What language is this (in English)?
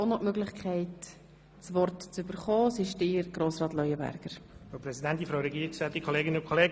Swiss German